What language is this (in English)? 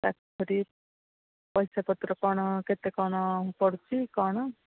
Odia